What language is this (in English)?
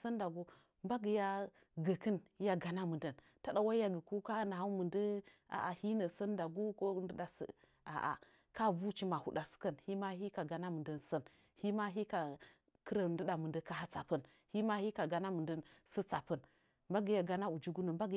Nzanyi